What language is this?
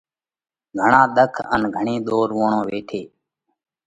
Parkari Koli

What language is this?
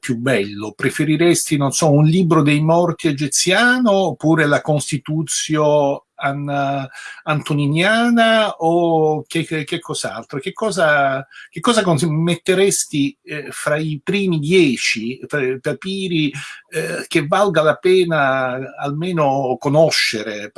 Italian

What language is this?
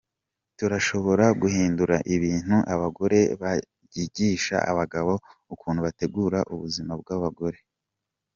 Kinyarwanda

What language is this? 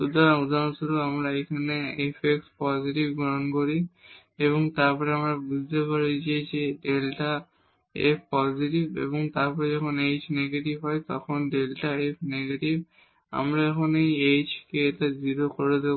Bangla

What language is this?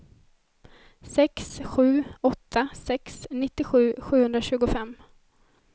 Swedish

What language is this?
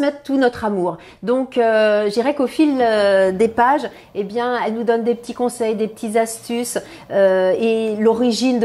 French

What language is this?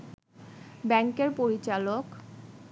Bangla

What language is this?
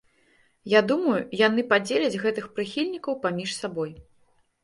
Belarusian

